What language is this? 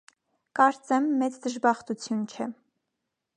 Armenian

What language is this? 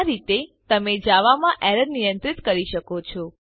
Gujarati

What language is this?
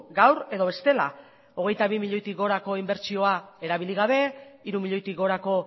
Basque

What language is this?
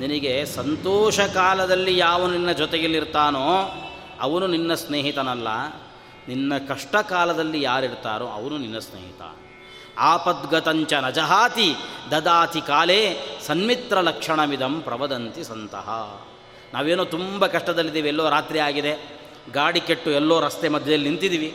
Kannada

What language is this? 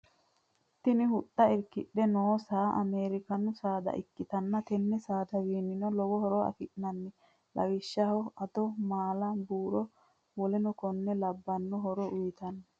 Sidamo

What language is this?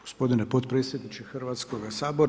Croatian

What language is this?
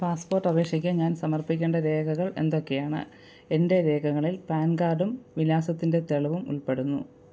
Malayalam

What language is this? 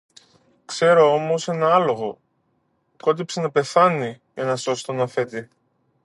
Greek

